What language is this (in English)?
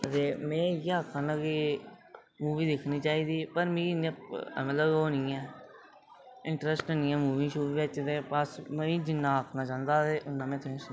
Dogri